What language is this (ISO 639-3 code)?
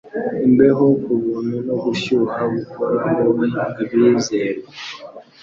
kin